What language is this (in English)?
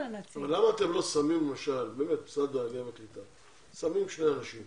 Hebrew